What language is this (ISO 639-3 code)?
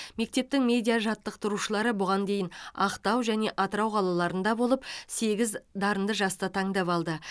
kaz